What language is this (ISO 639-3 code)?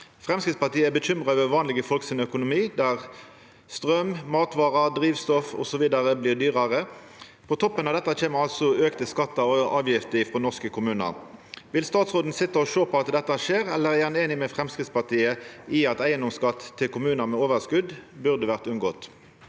nor